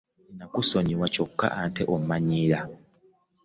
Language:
Ganda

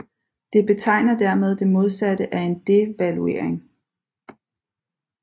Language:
Danish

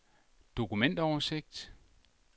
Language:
Danish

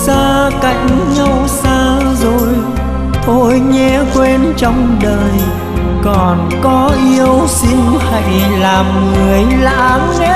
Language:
Vietnamese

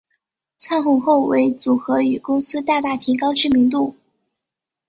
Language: Chinese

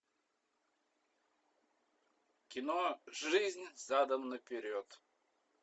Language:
Russian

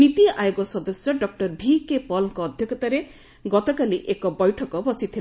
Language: Odia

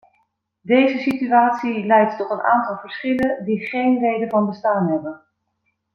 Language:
Dutch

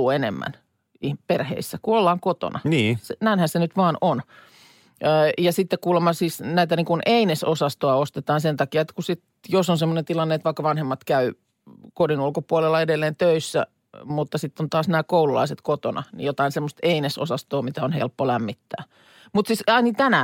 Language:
Finnish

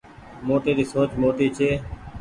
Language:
Goaria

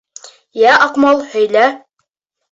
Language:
Bashkir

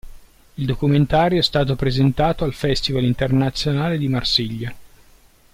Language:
Italian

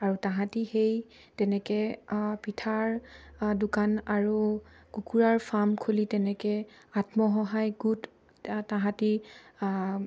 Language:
Assamese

